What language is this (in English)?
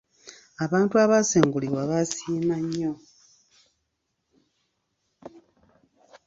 Ganda